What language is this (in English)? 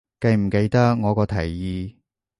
Cantonese